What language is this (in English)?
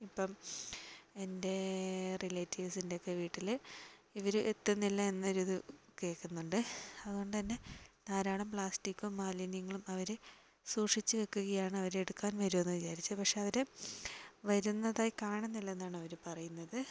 Malayalam